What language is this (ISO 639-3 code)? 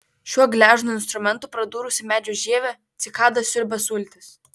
lit